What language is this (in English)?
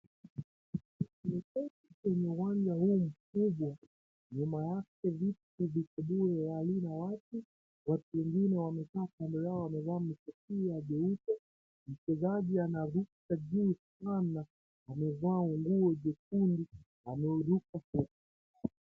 Swahili